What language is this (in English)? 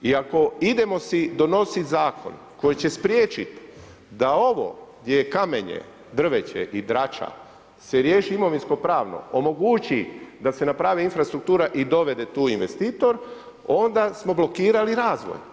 Croatian